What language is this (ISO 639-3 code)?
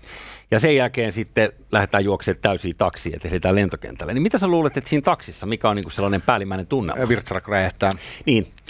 fin